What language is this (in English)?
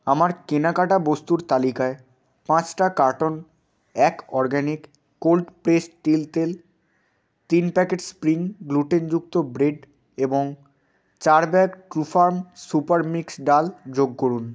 Bangla